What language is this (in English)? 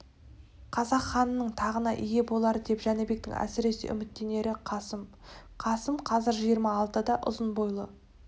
Kazakh